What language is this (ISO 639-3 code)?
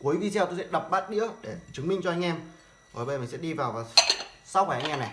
vie